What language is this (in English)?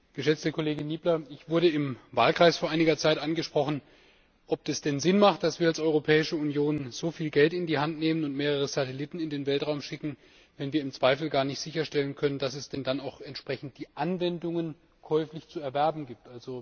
German